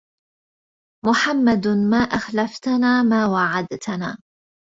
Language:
Arabic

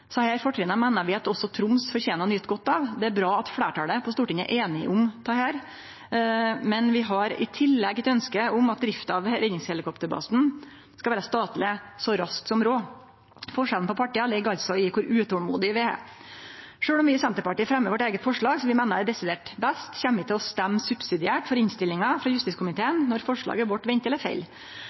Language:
Norwegian Nynorsk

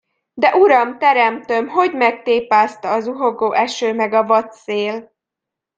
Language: Hungarian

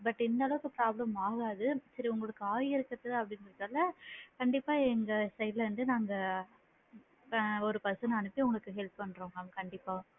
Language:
Tamil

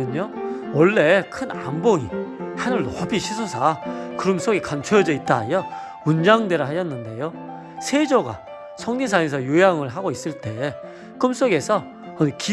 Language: Korean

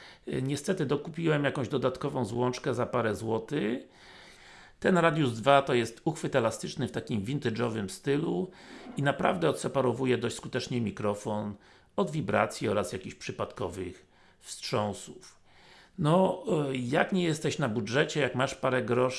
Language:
Polish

